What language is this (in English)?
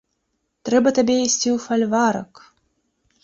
Belarusian